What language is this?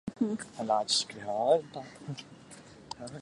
Chinese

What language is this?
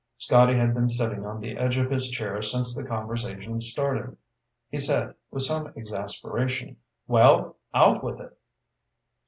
English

